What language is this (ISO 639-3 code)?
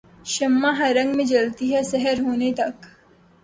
urd